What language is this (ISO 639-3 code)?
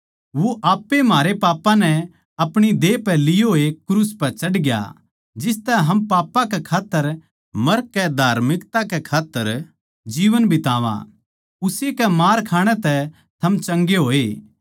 bgc